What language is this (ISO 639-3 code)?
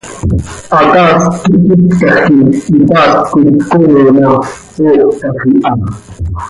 sei